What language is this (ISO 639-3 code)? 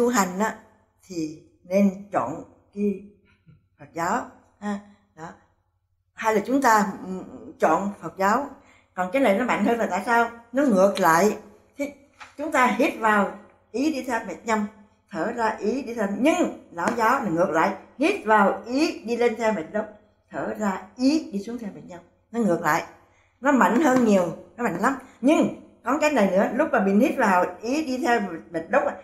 vie